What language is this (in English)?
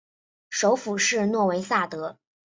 Chinese